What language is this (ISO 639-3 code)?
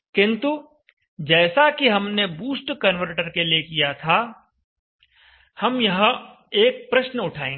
hin